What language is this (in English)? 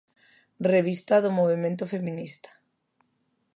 Galician